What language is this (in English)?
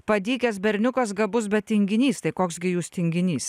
Lithuanian